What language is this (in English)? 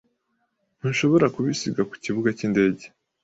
Kinyarwanda